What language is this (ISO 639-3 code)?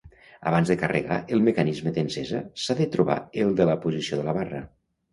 cat